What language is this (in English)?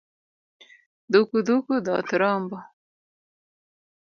Luo (Kenya and Tanzania)